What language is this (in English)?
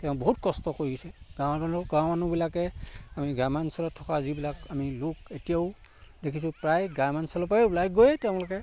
Assamese